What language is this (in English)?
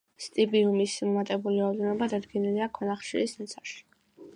Georgian